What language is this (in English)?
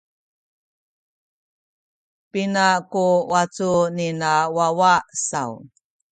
Sakizaya